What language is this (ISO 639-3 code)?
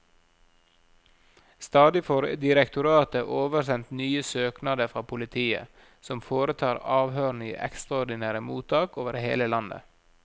nor